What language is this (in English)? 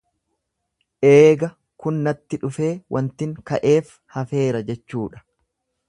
Oromo